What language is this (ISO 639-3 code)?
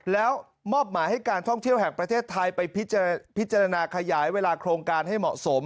tha